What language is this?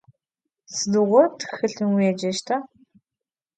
Adyghe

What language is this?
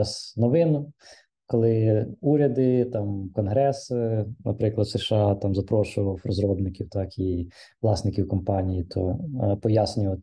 Ukrainian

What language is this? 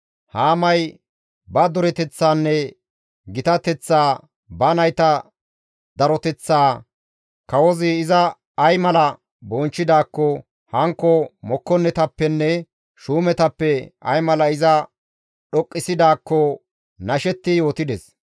Gamo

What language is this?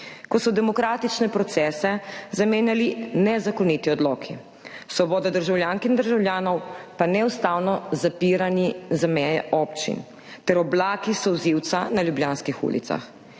Slovenian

